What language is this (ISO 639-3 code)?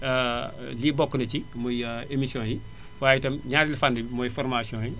wol